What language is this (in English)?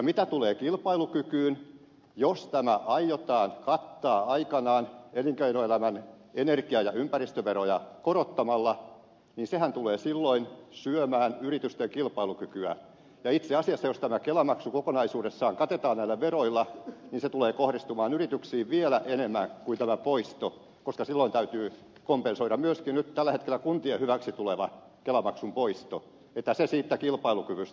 Finnish